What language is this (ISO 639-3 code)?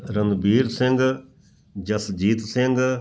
pan